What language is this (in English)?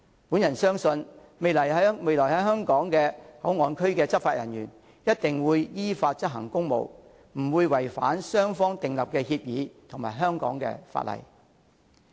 Cantonese